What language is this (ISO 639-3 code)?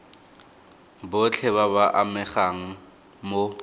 tsn